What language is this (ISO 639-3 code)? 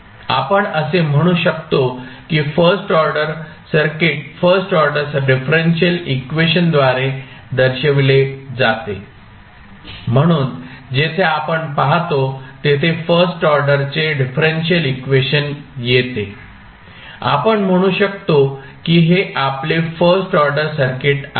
mar